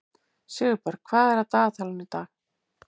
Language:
Icelandic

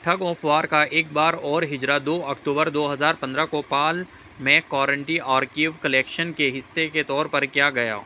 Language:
Urdu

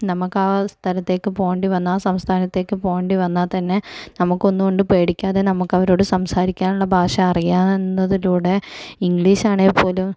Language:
Malayalam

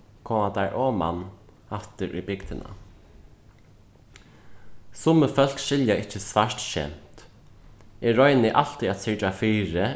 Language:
Faroese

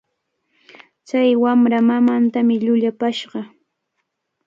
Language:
Cajatambo North Lima Quechua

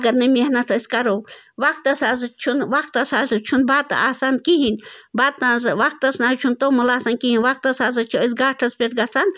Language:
Kashmiri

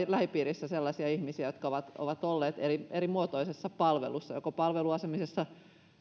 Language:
Finnish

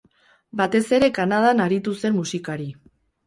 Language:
Basque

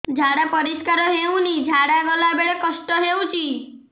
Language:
Odia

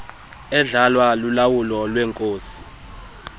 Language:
Xhosa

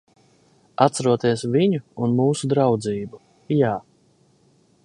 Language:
Latvian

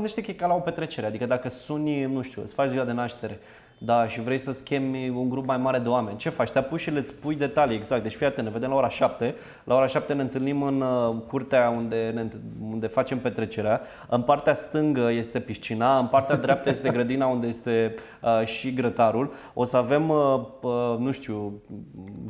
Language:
Romanian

